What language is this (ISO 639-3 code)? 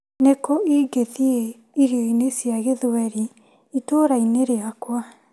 kik